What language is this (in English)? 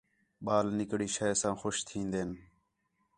Khetrani